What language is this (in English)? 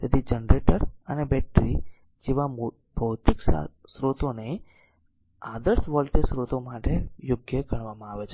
Gujarati